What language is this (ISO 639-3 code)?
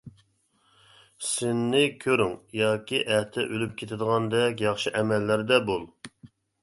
uig